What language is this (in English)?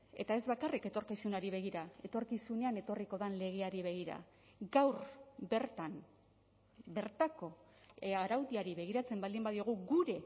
Basque